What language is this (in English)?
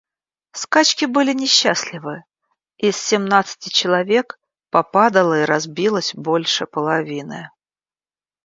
Russian